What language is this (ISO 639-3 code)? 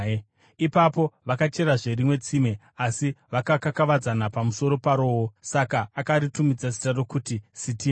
sna